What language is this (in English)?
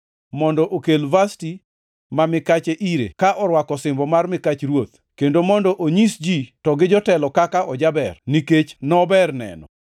Luo (Kenya and Tanzania)